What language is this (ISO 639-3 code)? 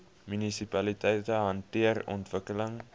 afr